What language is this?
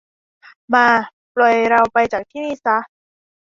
Thai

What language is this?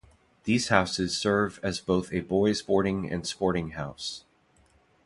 English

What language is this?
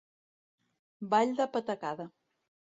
Catalan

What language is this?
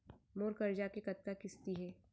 Chhattisgarhi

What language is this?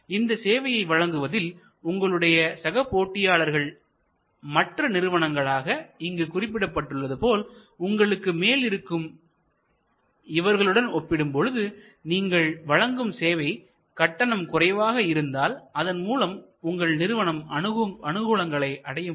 Tamil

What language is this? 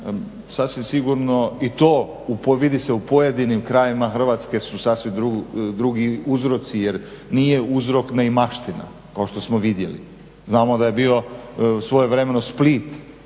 Croatian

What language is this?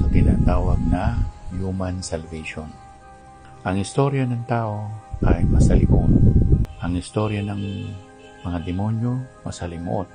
Filipino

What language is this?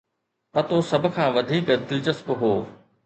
Sindhi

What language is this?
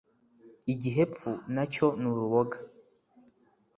Kinyarwanda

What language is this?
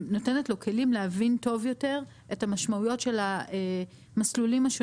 Hebrew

